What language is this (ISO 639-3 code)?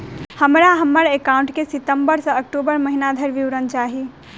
mai